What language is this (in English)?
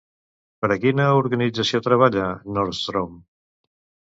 Catalan